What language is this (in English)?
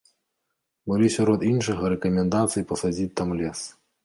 Belarusian